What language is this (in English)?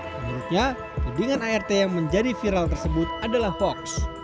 Indonesian